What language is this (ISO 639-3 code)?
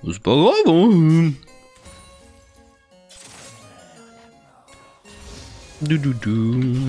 fra